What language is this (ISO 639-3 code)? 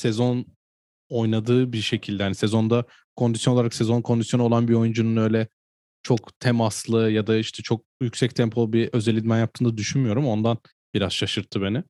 tur